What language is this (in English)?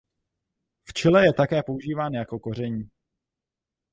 Czech